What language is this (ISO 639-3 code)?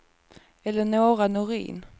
swe